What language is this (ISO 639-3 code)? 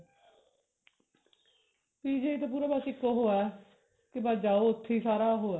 pan